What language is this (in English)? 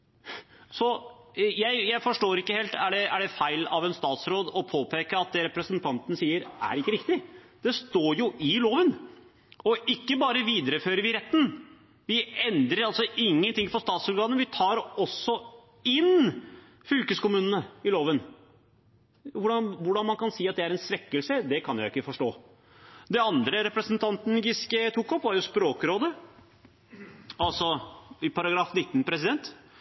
Norwegian Nynorsk